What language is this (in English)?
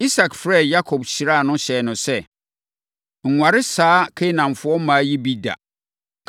Akan